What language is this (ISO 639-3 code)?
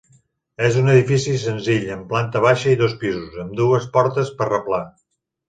cat